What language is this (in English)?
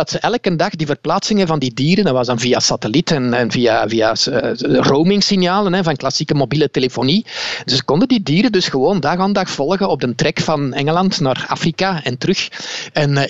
Dutch